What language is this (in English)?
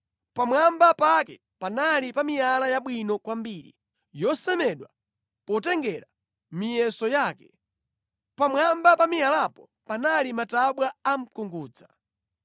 Nyanja